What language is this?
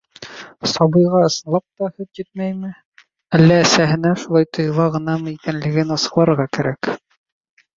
Bashkir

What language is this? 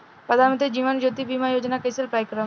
Bhojpuri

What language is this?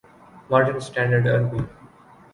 Urdu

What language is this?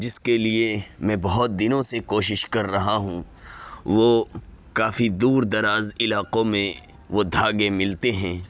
Urdu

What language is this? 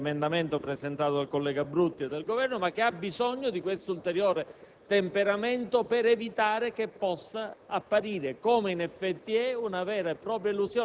Italian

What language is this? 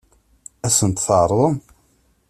Kabyle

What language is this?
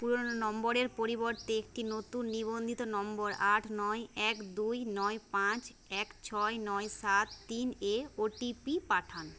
Bangla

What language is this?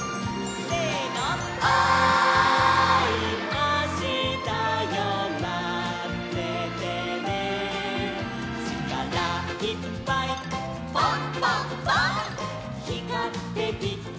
Japanese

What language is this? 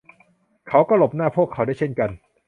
Thai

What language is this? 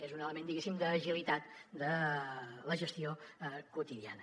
Catalan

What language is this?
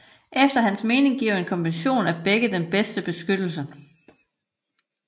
Danish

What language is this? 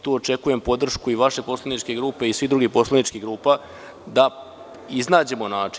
Serbian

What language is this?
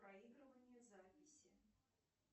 Russian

